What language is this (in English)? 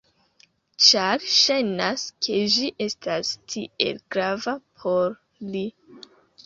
Esperanto